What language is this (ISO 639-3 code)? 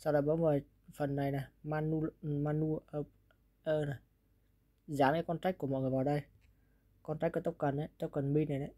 vie